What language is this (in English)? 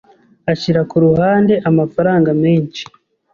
Kinyarwanda